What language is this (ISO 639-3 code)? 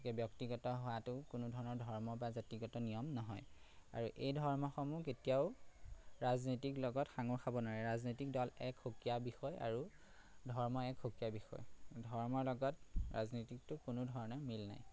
asm